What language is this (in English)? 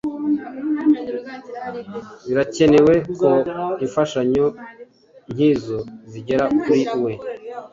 Kinyarwanda